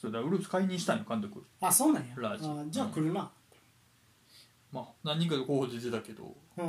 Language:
Japanese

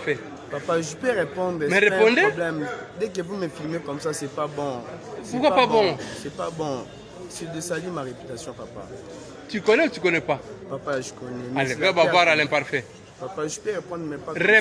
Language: French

